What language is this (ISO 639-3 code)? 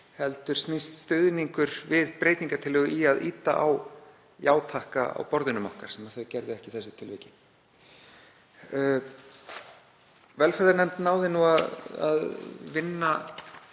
isl